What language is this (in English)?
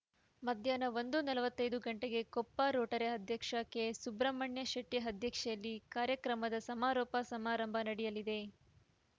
Kannada